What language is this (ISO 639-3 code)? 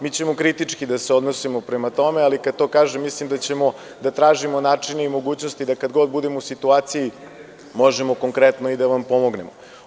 srp